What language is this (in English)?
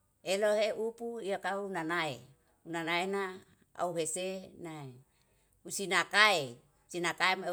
Yalahatan